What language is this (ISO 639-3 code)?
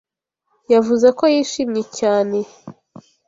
kin